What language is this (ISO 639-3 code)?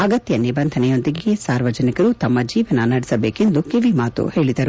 kan